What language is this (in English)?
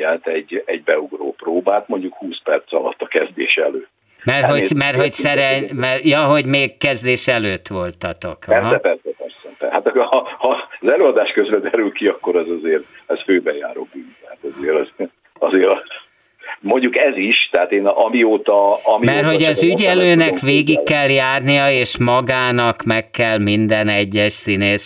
Hungarian